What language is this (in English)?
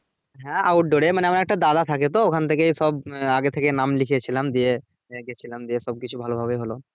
Bangla